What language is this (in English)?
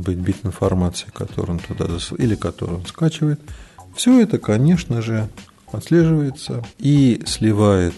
Russian